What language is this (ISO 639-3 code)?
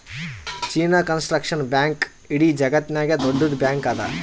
kan